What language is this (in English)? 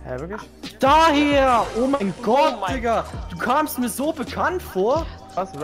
German